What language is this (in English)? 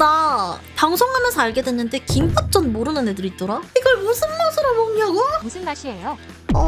Korean